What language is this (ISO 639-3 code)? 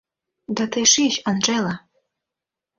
chm